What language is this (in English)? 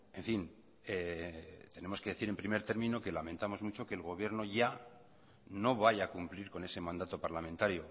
Spanish